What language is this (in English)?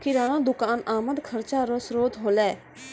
Maithili